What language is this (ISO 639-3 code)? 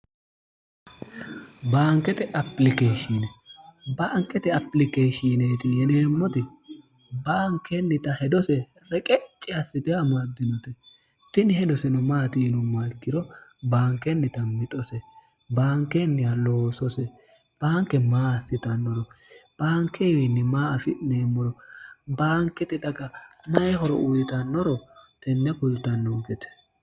sid